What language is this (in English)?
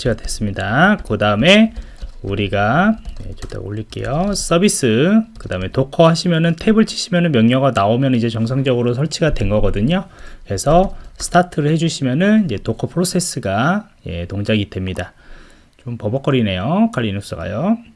Korean